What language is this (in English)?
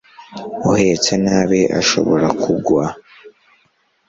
Kinyarwanda